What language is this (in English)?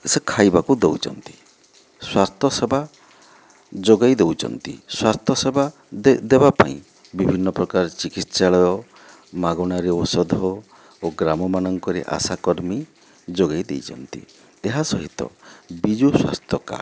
Odia